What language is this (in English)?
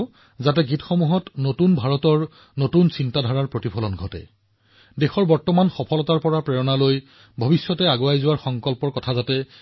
Assamese